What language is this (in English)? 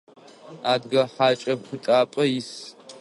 Adyghe